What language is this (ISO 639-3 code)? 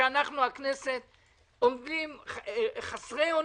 heb